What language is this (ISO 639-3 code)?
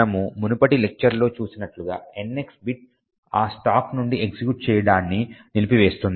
tel